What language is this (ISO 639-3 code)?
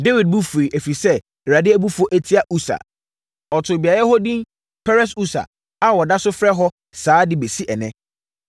aka